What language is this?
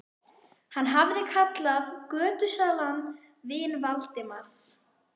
Icelandic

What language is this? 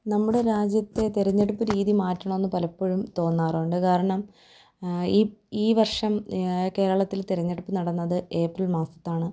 Malayalam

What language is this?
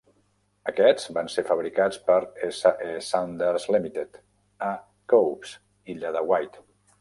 Catalan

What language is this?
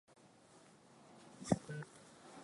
Swahili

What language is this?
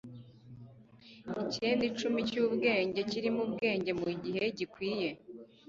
Kinyarwanda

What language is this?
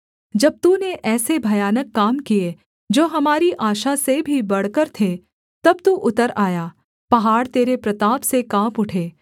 Hindi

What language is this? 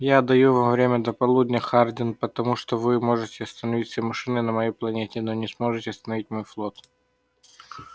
Russian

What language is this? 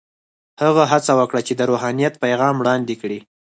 Pashto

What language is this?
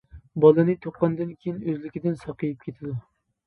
Uyghur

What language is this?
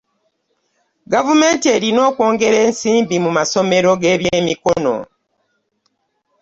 Ganda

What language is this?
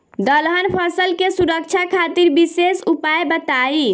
Bhojpuri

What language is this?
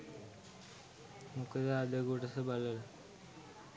Sinhala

